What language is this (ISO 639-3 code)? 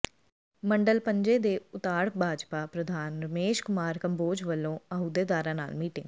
pan